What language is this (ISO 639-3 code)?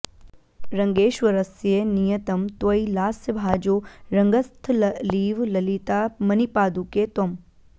san